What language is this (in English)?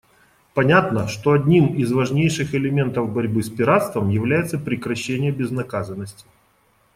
Russian